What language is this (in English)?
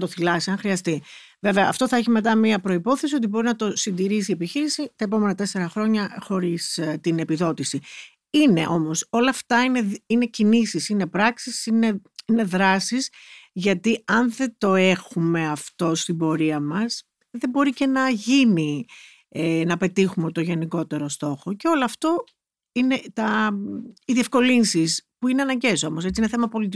Greek